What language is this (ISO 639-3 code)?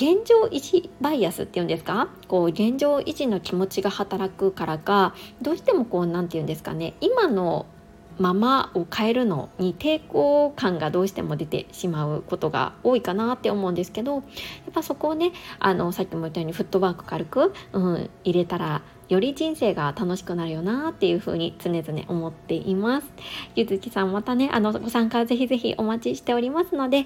jpn